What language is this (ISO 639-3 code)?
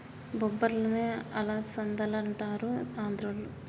tel